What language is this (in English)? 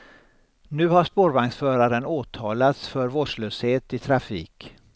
Swedish